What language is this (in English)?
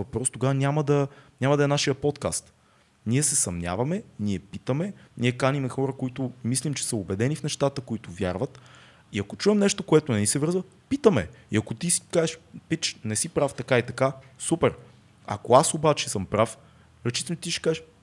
Bulgarian